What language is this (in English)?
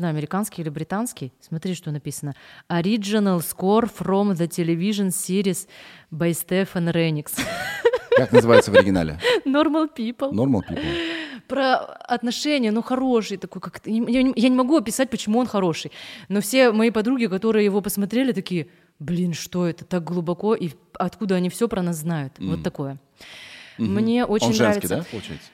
Russian